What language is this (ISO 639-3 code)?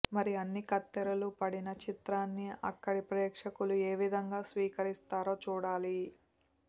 tel